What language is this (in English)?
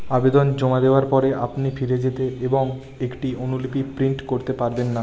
Bangla